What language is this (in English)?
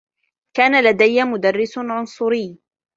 Arabic